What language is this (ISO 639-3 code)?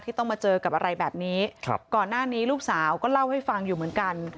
tha